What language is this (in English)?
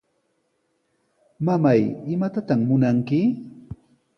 Sihuas Ancash Quechua